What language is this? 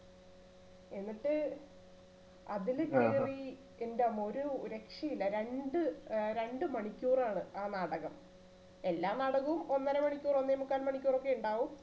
Malayalam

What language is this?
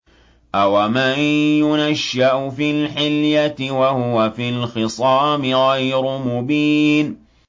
Arabic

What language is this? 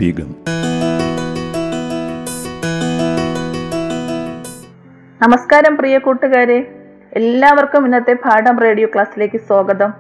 Malayalam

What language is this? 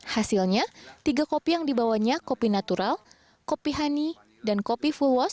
Indonesian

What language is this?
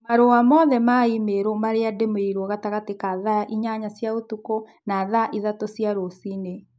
Kikuyu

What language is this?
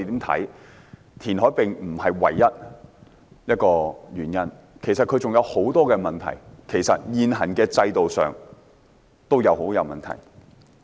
Cantonese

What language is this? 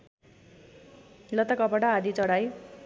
Nepali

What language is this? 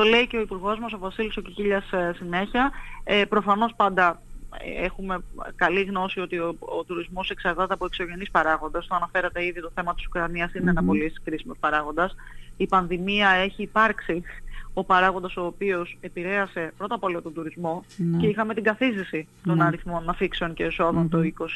Greek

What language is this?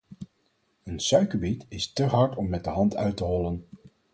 Dutch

